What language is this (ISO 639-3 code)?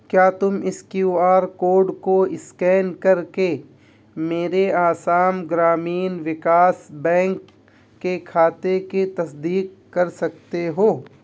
urd